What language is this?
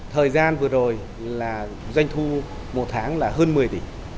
Vietnamese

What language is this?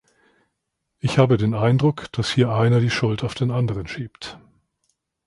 German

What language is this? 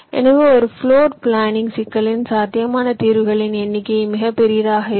Tamil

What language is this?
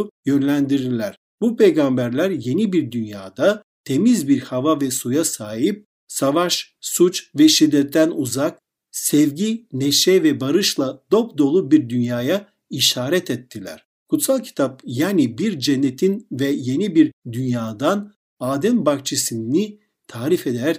Turkish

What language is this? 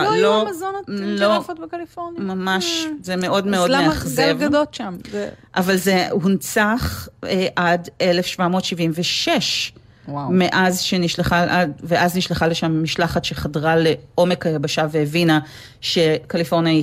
Hebrew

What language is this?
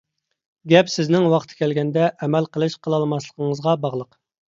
Uyghur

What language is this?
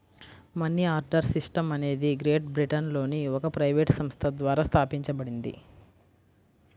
Telugu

